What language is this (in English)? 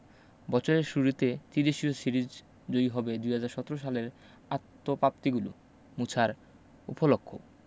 Bangla